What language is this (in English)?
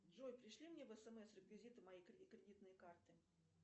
Russian